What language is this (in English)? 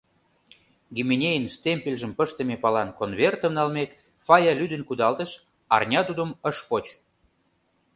Mari